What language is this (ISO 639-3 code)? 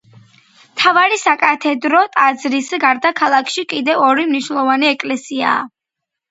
kat